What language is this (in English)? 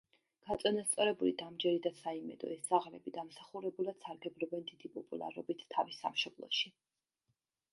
Georgian